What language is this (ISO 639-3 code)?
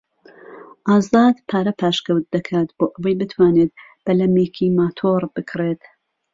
ckb